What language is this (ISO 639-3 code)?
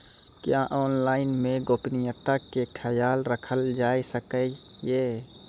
mai